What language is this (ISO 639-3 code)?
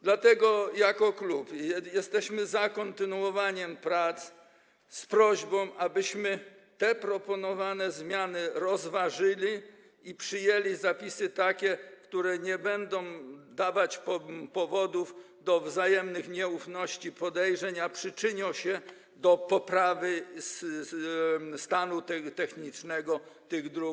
pol